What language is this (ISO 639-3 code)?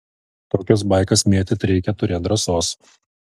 lit